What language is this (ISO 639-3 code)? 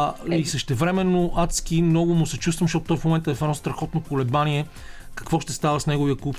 bul